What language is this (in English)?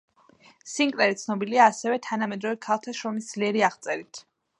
Georgian